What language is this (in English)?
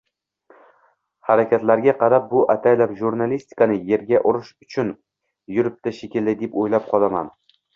Uzbek